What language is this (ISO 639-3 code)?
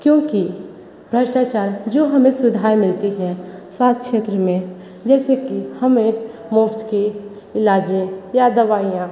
hin